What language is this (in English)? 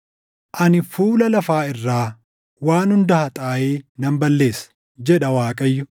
Oromo